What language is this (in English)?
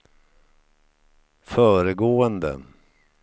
Swedish